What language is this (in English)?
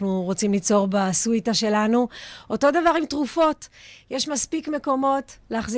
Hebrew